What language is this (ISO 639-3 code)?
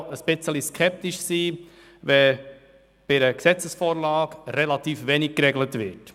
gsw